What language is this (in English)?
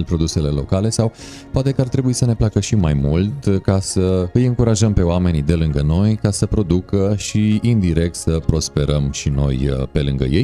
Romanian